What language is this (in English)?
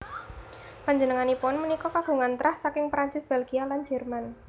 Javanese